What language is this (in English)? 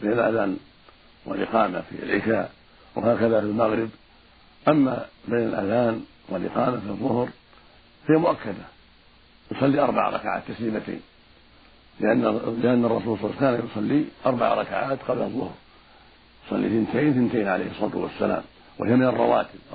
Arabic